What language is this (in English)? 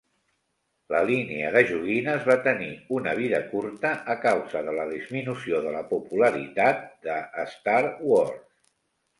Catalan